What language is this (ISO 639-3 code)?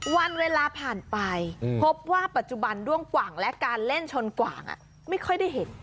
tha